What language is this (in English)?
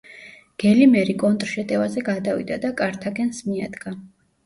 Georgian